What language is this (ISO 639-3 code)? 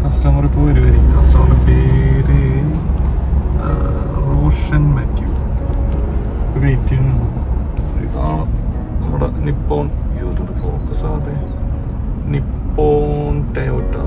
ron